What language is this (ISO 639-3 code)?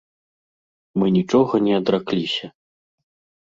bel